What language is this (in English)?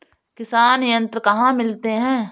Hindi